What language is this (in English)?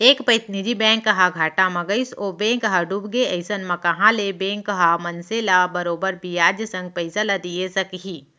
Chhattisgarhi